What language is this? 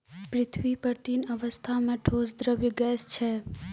Maithili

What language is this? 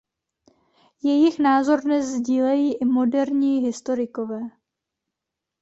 Czech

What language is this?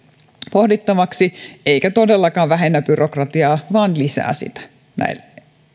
Finnish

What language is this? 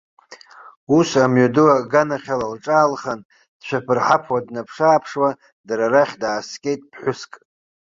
Abkhazian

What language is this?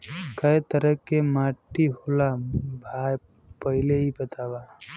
Bhojpuri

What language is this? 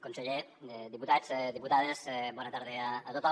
Catalan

